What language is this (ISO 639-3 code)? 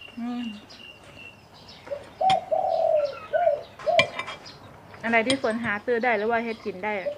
tha